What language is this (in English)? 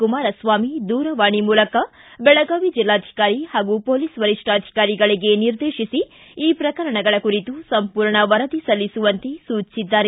Kannada